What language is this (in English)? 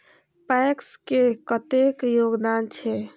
Maithili